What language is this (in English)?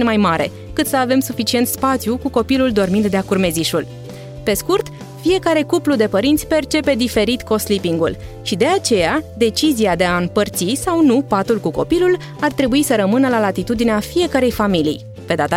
Romanian